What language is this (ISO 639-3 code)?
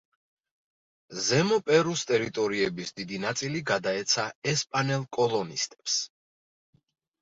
kat